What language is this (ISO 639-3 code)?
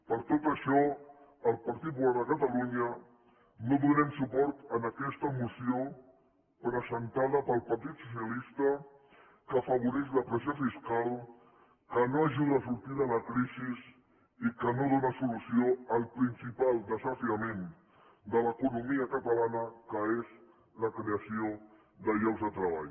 cat